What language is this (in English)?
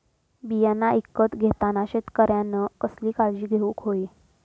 Marathi